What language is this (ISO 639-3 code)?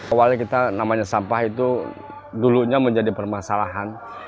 ind